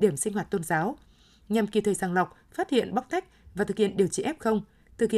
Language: Vietnamese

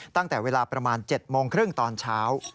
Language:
Thai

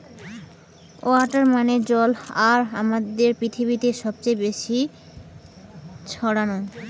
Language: Bangla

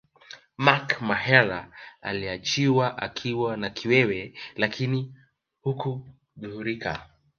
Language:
Swahili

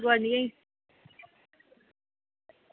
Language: Dogri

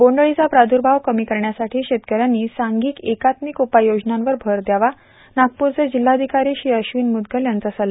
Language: Marathi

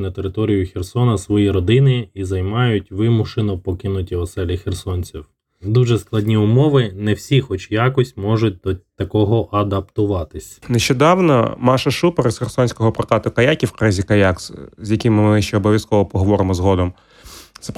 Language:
Ukrainian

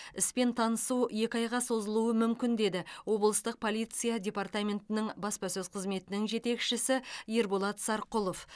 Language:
Kazakh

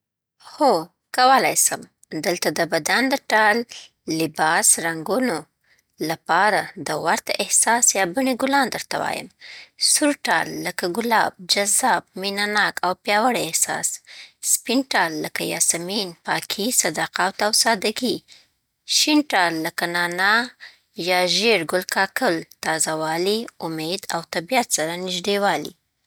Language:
Southern Pashto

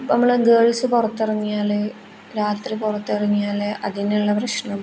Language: Malayalam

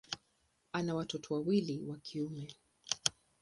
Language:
Swahili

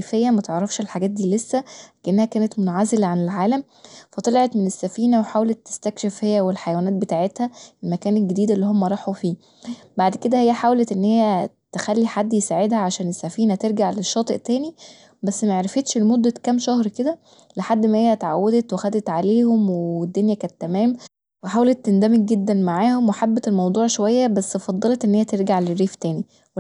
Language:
Egyptian Arabic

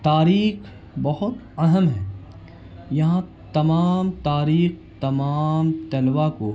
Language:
Urdu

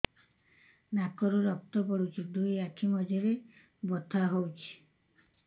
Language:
Odia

